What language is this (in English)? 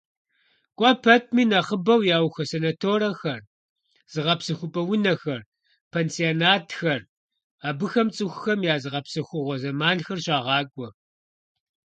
Kabardian